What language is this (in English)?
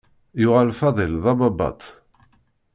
Kabyle